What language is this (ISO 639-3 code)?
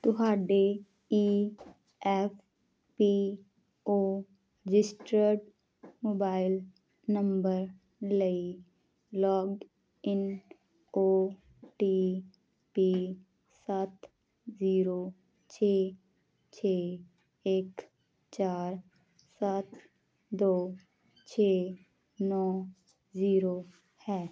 pan